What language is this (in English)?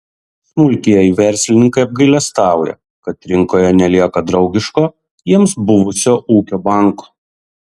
Lithuanian